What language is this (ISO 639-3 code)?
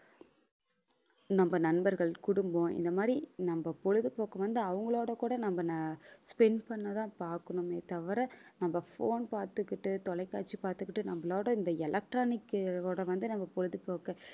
tam